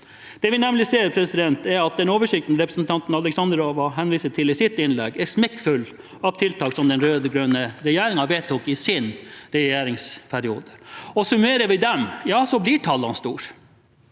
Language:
Norwegian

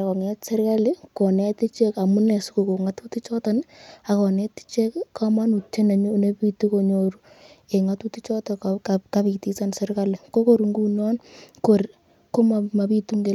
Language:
Kalenjin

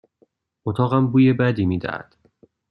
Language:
Persian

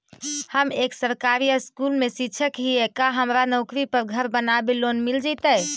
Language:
Magahi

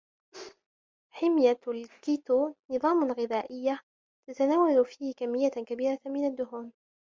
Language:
Arabic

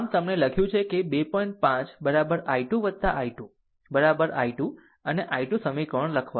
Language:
Gujarati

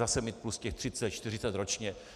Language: Czech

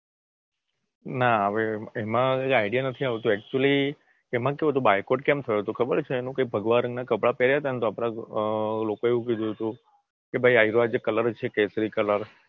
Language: Gujarati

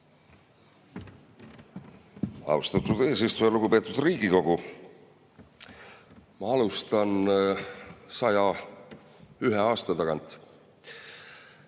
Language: Estonian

